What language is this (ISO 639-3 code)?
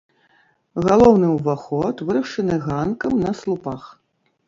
bel